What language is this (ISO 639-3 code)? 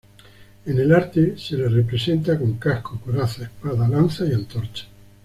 spa